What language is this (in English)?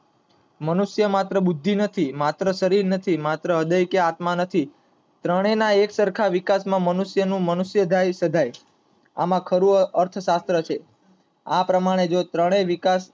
Gujarati